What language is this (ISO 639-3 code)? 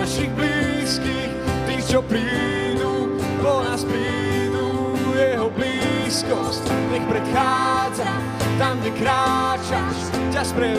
slk